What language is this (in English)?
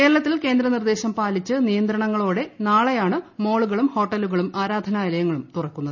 Malayalam